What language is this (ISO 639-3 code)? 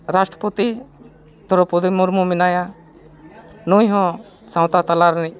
sat